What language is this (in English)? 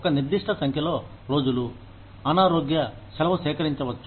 Telugu